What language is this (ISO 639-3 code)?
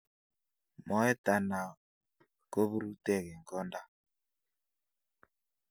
kln